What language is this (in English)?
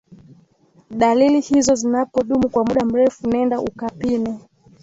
Swahili